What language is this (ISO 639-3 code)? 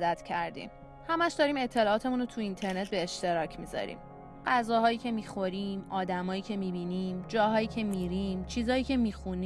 fas